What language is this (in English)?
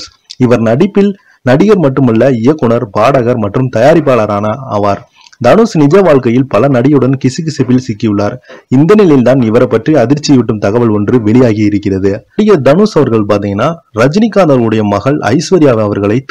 Arabic